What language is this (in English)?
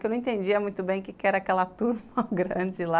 Portuguese